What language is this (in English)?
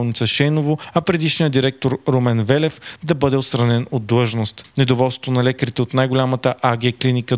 Bulgarian